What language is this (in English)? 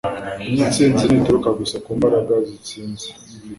Kinyarwanda